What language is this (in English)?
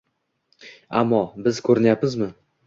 Uzbek